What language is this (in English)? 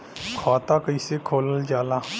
Bhojpuri